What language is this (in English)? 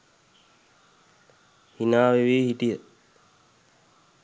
Sinhala